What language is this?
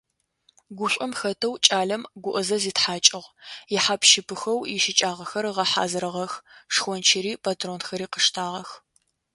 Adyghe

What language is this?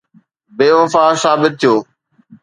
Sindhi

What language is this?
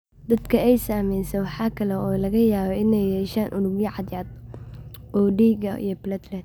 Somali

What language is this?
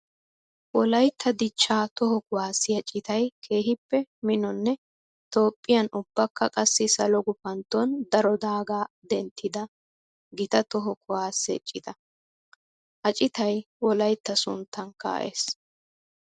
Wolaytta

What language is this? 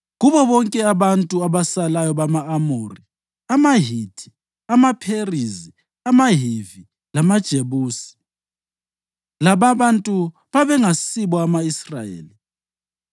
North Ndebele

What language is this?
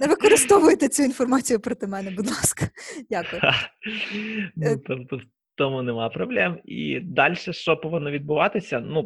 Ukrainian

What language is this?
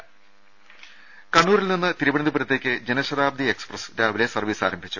Malayalam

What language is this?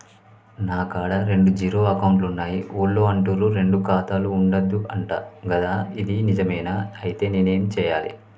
Telugu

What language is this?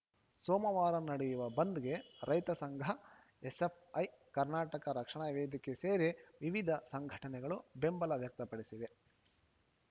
Kannada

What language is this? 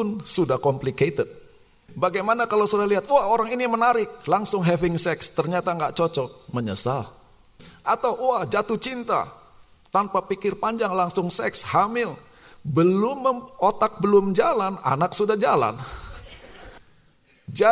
Indonesian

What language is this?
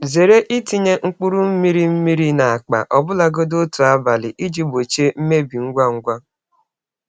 Igbo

